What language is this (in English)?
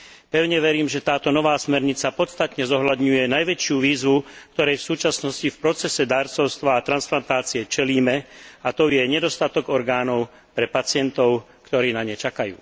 Slovak